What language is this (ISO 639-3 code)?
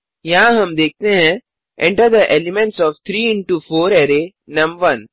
hin